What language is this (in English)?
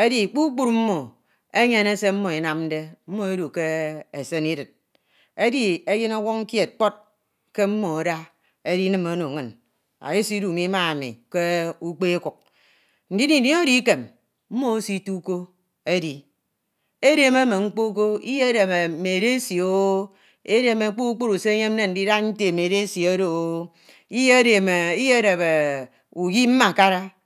Ito